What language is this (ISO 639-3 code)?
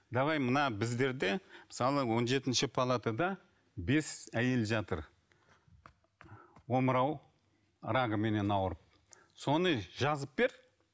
kaz